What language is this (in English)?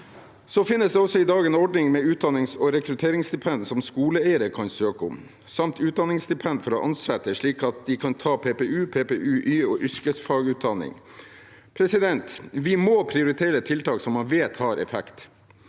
Norwegian